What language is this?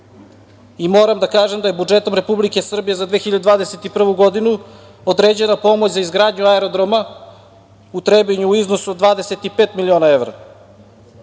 Serbian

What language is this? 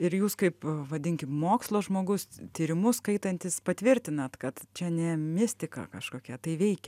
Lithuanian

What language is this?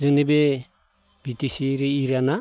Bodo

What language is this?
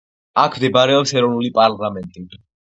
Georgian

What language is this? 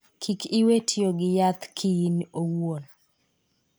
Luo (Kenya and Tanzania)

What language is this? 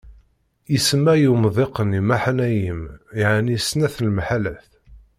Kabyle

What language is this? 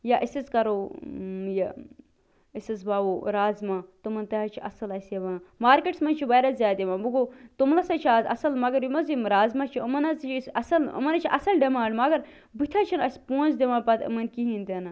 Kashmiri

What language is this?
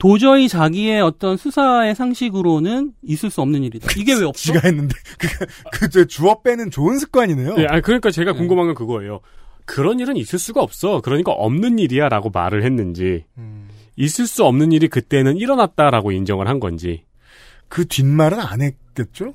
Korean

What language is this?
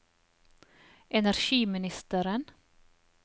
Norwegian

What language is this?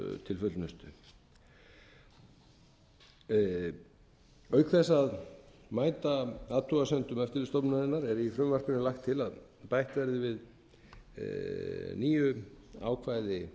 Icelandic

